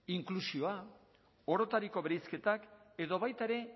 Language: Basque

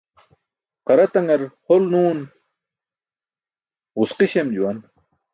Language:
Burushaski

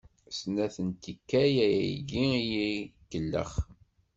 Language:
Kabyle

